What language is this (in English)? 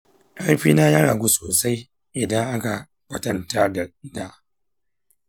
Hausa